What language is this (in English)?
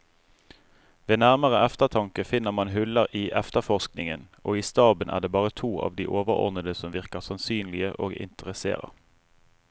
Norwegian